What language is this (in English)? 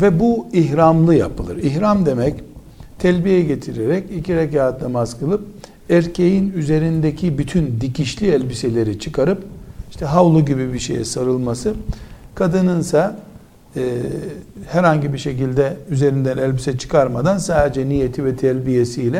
Turkish